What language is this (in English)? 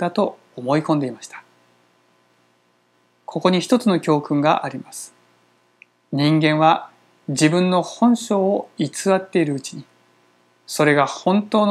Japanese